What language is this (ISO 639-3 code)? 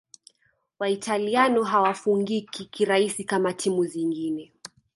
swa